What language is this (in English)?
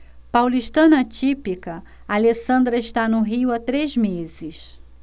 Portuguese